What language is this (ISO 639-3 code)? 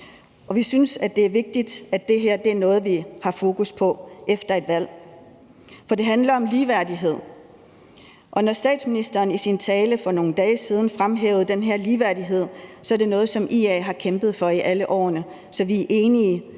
dan